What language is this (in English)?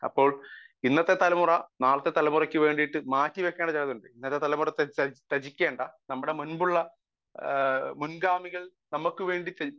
Malayalam